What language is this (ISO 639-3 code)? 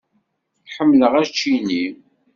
kab